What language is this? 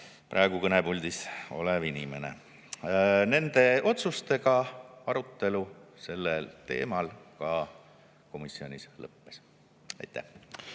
Estonian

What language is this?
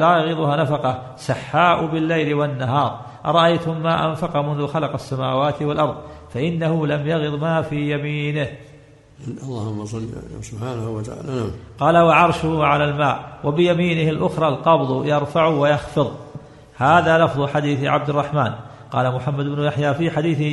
Arabic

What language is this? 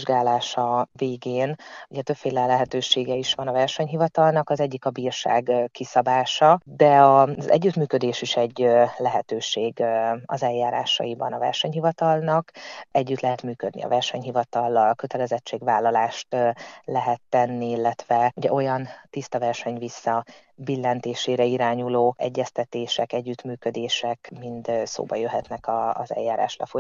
Hungarian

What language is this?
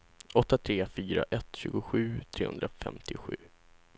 Swedish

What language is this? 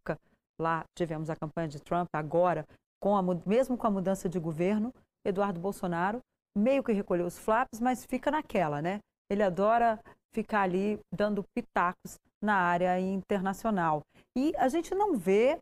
Portuguese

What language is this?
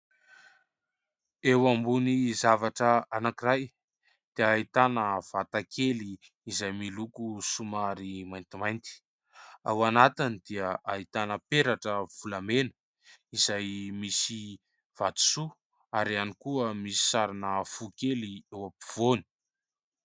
Malagasy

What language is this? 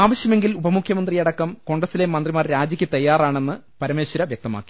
Malayalam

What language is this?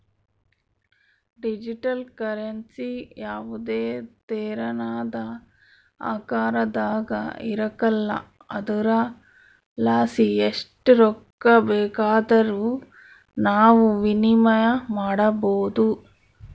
Kannada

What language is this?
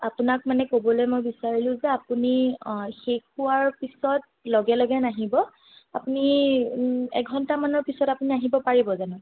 Assamese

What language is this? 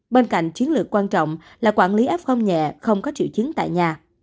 Vietnamese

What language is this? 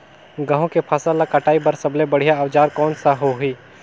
Chhattisgarhi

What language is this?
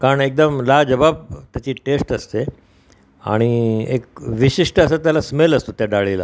Marathi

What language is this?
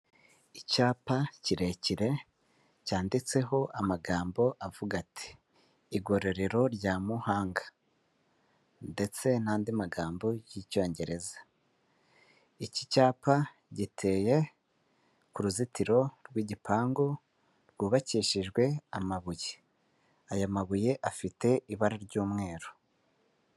Kinyarwanda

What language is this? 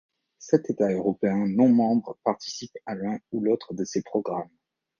French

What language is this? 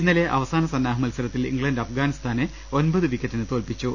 Malayalam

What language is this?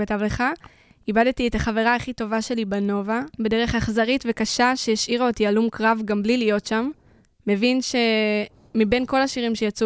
Hebrew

